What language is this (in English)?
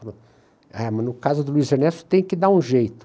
Portuguese